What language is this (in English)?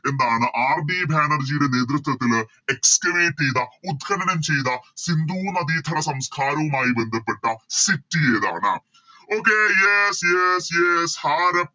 Malayalam